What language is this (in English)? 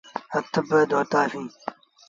Sindhi Bhil